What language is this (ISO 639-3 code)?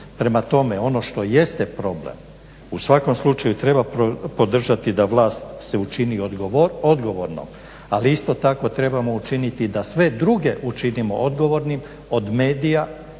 hrv